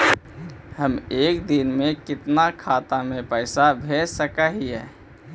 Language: Magahi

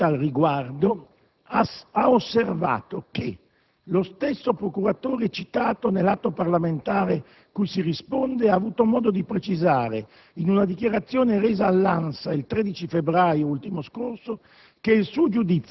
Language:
Italian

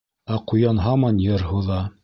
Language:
Bashkir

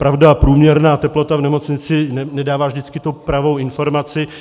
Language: Czech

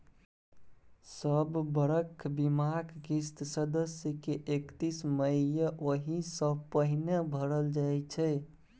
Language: Maithili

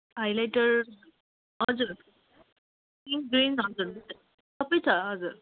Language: Nepali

